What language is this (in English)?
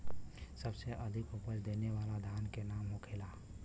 Bhojpuri